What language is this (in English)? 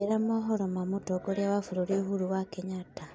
Kikuyu